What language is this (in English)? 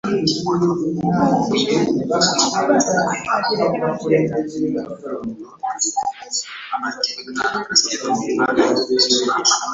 Ganda